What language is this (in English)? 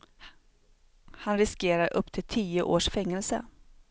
Swedish